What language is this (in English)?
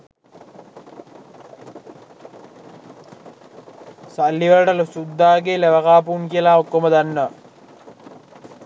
Sinhala